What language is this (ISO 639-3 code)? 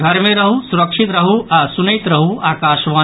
mai